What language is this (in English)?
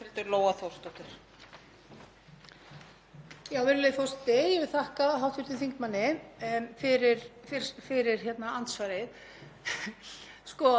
Icelandic